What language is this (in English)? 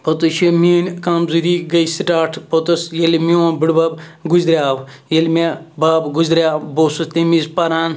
Kashmiri